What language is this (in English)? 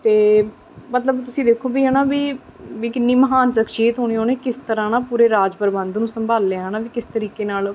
Punjabi